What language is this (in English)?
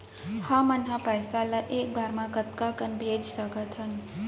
Chhattisgarhi